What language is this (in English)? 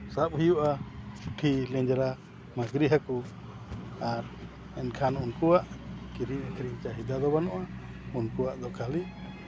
Santali